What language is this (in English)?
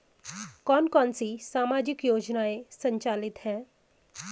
Hindi